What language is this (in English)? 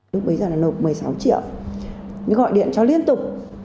Vietnamese